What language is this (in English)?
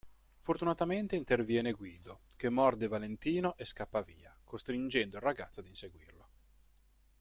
Italian